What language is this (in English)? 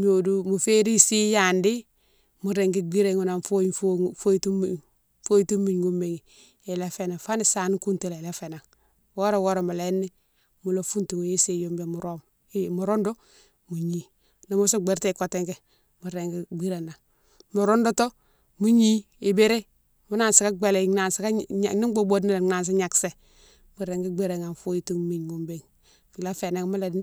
Mansoanka